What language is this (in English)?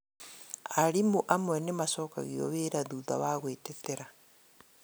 Kikuyu